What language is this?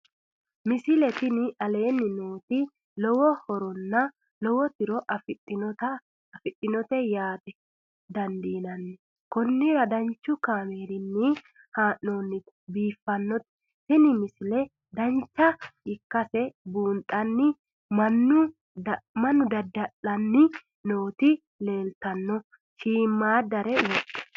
Sidamo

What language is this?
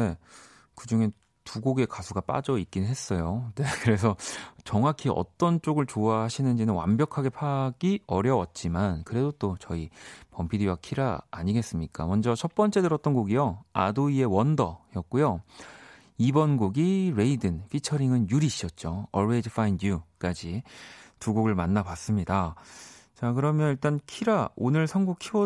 Korean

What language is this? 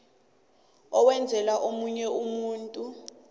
South Ndebele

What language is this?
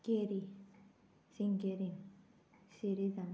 Konkani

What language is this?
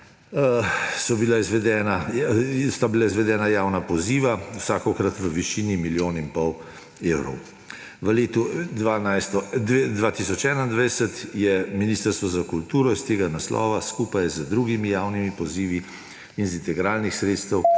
Slovenian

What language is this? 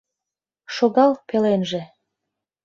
Mari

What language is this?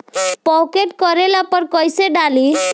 Bhojpuri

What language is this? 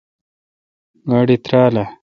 Kalkoti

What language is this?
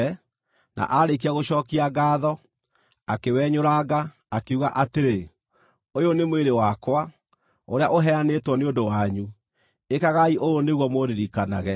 Kikuyu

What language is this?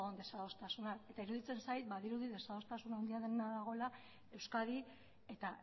Basque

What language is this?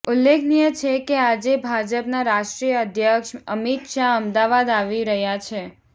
Gujarati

